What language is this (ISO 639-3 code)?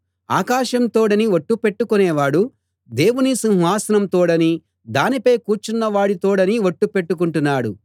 tel